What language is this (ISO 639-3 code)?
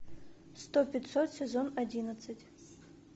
rus